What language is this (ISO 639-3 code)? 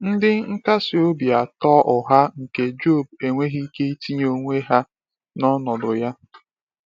ibo